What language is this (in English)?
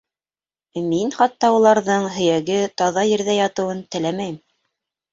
Bashkir